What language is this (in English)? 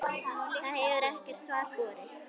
Icelandic